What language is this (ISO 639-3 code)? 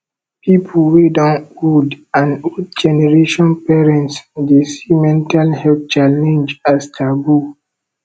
pcm